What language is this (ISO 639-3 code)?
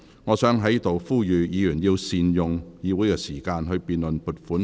yue